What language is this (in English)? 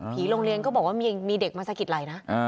Thai